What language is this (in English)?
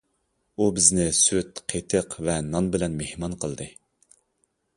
Uyghur